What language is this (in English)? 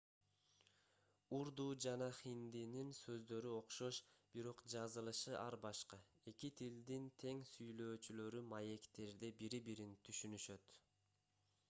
Kyrgyz